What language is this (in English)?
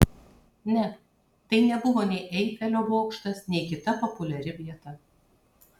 Lithuanian